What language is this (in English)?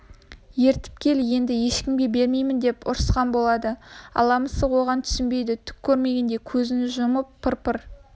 Kazakh